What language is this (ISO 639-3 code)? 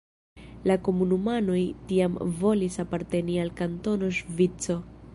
epo